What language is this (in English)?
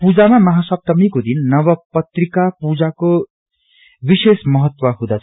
Nepali